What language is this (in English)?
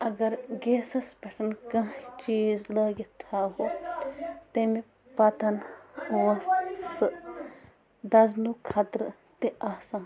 Kashmiri